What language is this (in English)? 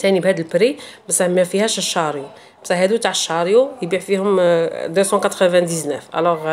Arabic